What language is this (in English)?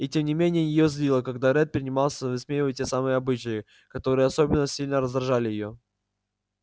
Russian